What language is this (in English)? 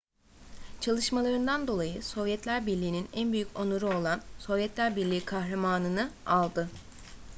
Turkish